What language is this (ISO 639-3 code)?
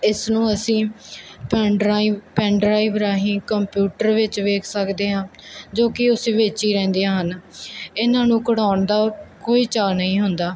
pan